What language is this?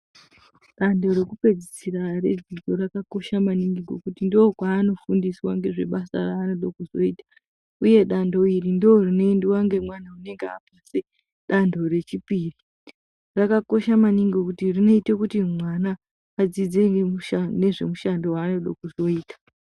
Ndau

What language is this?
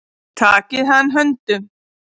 Icelandic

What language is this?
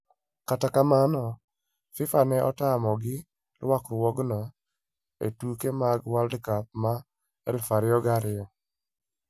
Luo (Kenya and Tanzania)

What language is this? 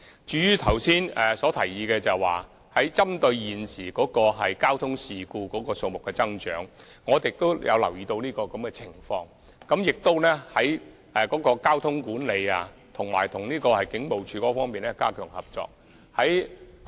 Cantonese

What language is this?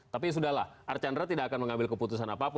Indonesian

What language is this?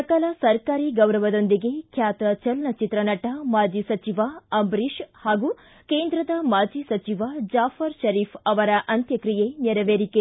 Kannada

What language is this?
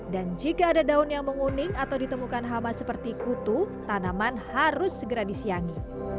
Indonesian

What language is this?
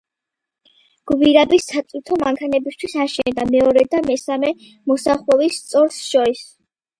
Georgian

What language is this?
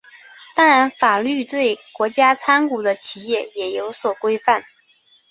Chinese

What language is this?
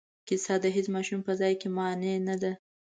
Pashto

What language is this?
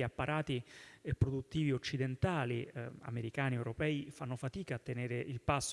Italian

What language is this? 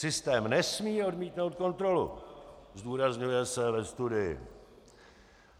Czech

